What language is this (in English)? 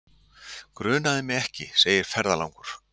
Icelandic